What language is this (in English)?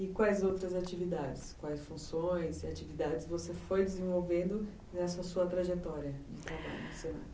Portuguese